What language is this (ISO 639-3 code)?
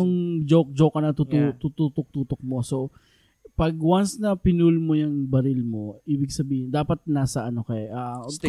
fil